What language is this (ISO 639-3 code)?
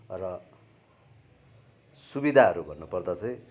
nep